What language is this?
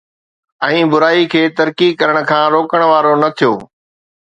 Sindhi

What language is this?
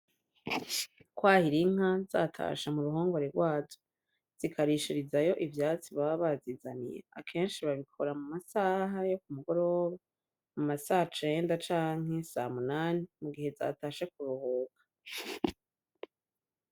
Rundi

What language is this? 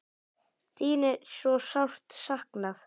Icelandic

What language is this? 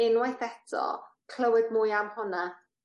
Welsh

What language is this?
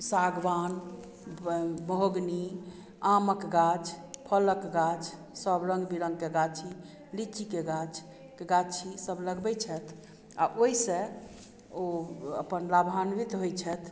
Maithili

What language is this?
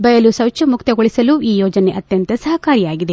Kannada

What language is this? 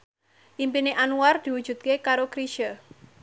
Javanese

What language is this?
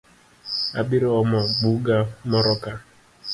Luo (Kenya and Tanzania)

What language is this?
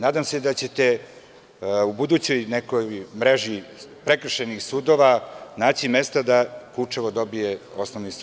Serbian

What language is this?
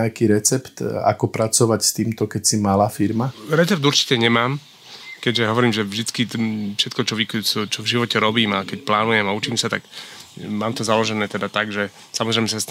Slovak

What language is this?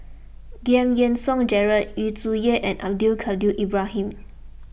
English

